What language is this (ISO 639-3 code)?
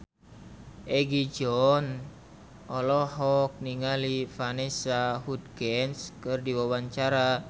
sun